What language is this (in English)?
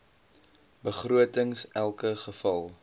Afrikaans